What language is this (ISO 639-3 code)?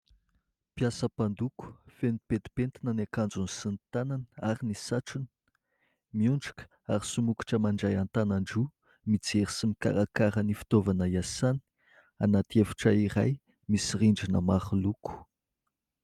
mlg